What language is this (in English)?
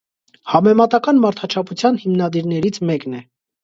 Armenian